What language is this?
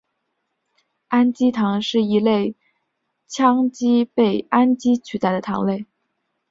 Chinese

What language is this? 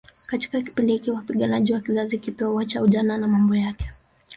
Swahili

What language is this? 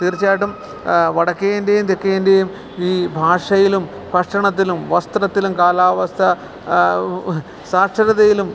Malayalam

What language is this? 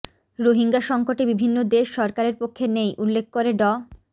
Bangla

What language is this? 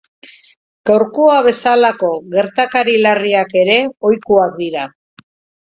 Basque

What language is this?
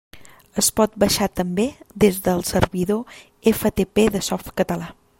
Catalan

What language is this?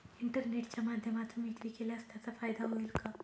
Marathi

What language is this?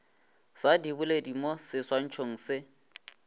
Northern Sotho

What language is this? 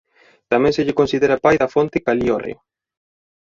Galician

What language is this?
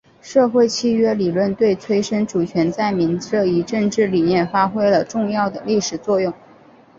Chinese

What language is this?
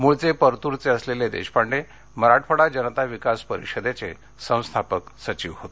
Marathi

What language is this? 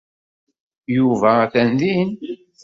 Kabyle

